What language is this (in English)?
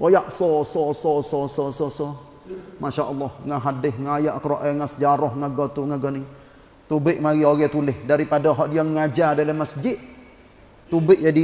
Malay